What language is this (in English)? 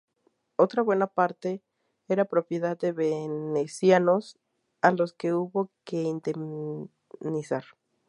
Spanish